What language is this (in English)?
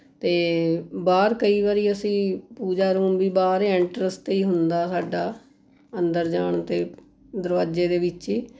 Punjabi